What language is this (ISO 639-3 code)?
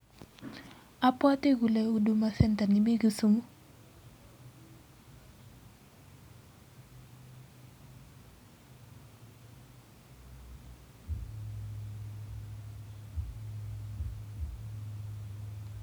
kln